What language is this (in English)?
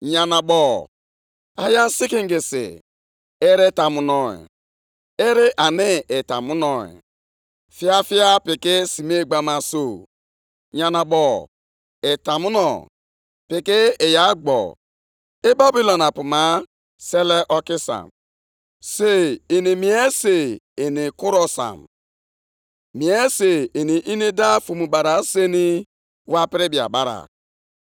Igbo